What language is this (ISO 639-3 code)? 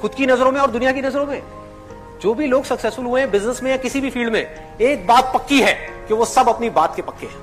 hin